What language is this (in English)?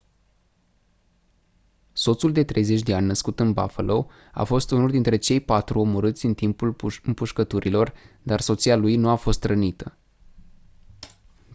Romanian